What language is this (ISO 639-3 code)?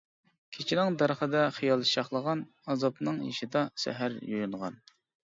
uig